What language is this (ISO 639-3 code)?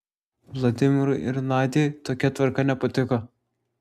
lit